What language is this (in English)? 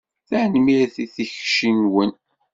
Kabyle